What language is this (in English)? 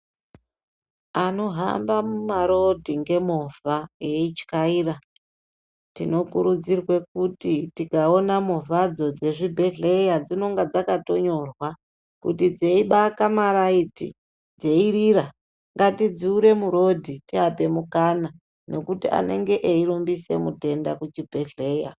Ndau